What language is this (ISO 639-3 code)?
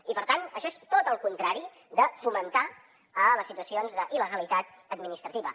cat